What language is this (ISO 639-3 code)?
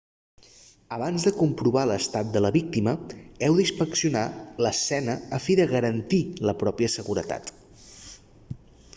cat